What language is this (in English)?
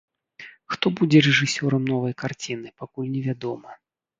Belarusian